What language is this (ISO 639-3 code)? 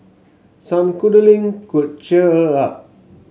eng